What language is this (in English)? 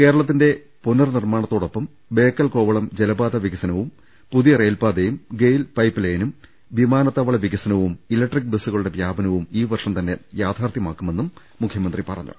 Malayalam